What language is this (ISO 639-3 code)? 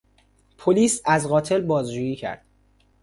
fas